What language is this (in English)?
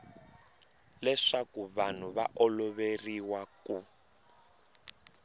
Tsonga